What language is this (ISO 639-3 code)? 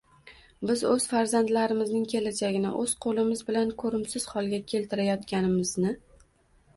uzb